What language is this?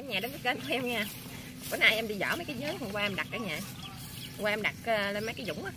Vietnamese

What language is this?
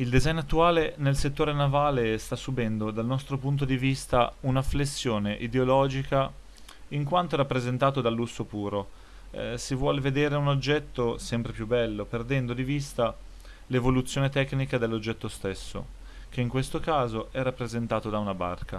Italian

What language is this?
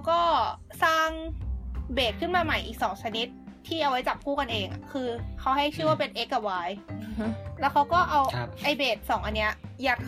Thai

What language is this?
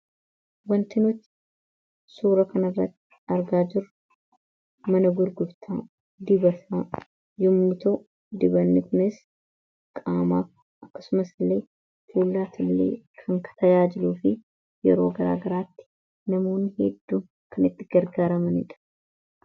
Oromo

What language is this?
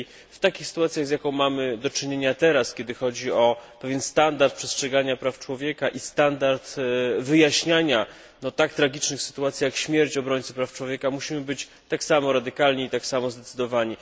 Polish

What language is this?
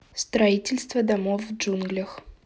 Russian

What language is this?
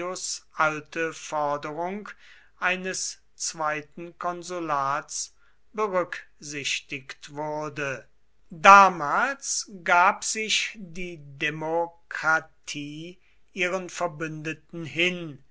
German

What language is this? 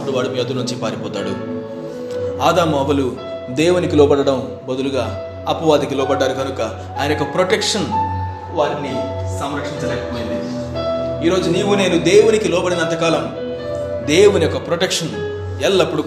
Telugu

